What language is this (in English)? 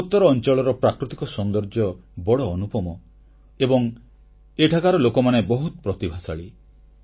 Odia